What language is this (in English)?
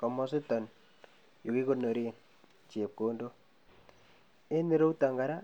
Kalenjin